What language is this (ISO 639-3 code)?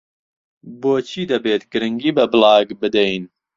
ckb